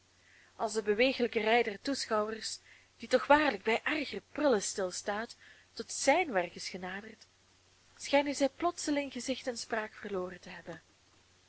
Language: Dutch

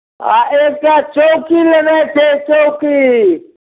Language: Maithili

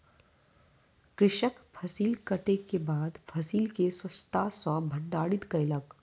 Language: Maithili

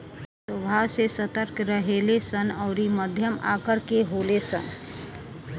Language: Bhojpuri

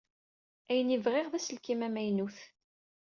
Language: Kabyle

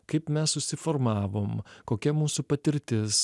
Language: Lithuanian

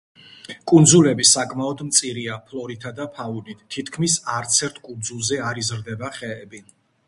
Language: Georgian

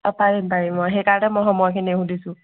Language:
Assamese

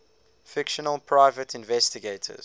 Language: English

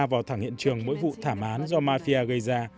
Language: Vietnamese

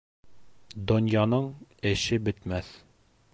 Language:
Bashkir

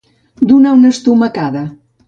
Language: Catalan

